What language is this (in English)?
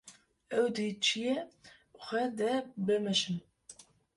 Kurdish